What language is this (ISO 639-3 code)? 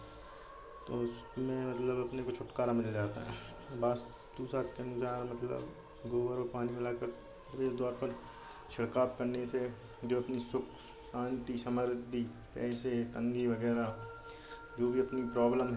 hin